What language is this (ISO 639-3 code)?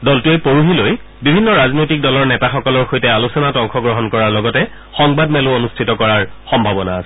asm